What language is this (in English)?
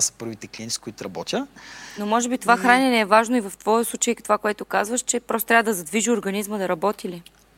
Bulgarian